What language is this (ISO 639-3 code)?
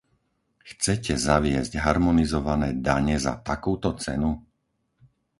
slk